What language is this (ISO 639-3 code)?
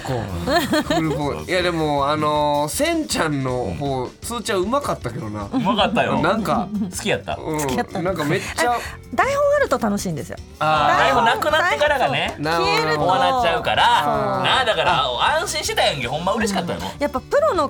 jpn